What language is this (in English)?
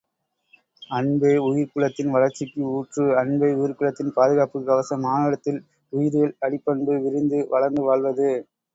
Tamil